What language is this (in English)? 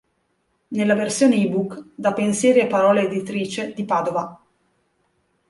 Italian